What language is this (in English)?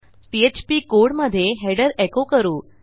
Marathi